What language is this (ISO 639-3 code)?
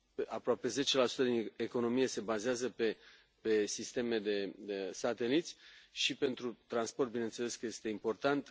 ron